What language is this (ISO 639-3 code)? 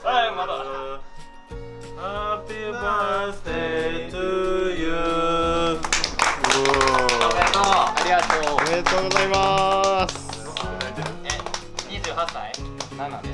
jpn